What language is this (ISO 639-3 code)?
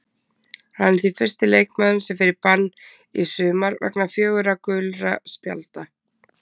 isl